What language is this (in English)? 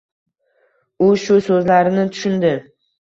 Uzbek